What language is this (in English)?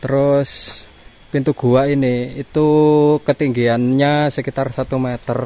Indonesian